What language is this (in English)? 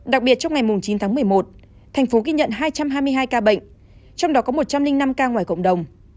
Vietnamese